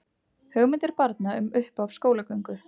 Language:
Icelandic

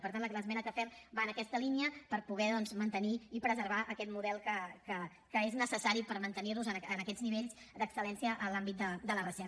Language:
Catalan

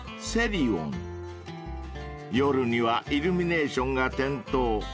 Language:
Japanese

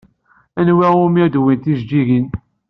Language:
Kabyle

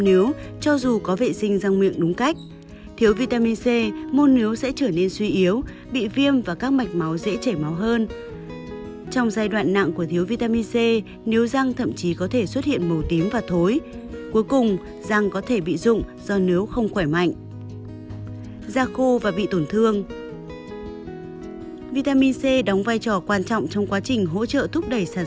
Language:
Vietnamese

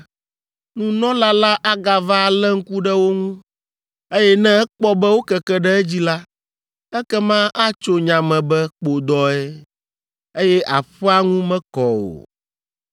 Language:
Ewe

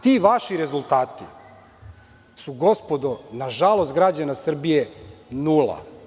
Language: Serbian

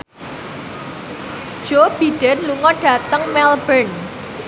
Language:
Javanese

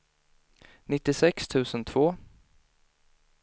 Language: Swedish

